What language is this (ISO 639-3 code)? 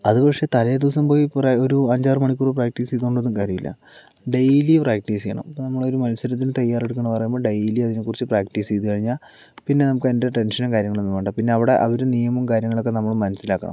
mal